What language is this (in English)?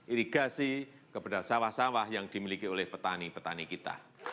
Indonesian